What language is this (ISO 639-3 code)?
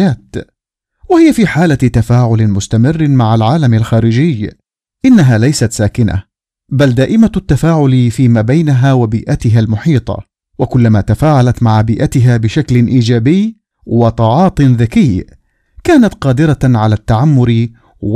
ara